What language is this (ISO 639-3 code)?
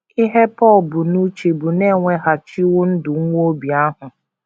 ibo